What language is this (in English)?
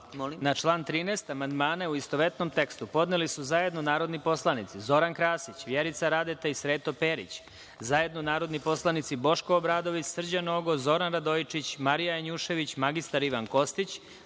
Serbian